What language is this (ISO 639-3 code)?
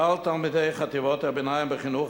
heb